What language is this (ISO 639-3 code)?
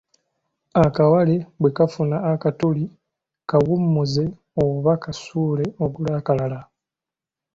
lug